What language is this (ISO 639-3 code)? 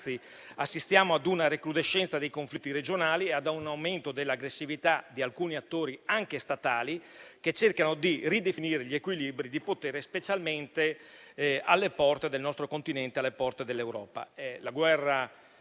ita